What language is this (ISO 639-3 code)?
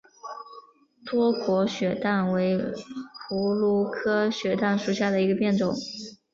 zho